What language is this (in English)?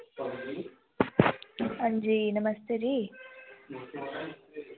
Dogri